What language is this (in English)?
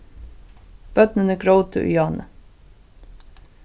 Faroese